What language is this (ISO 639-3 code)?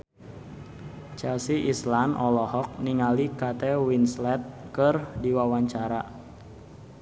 sun